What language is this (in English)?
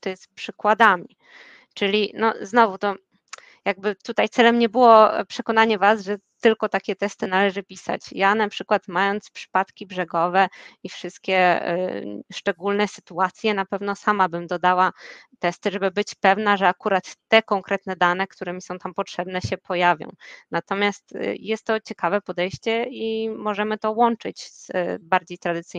Polish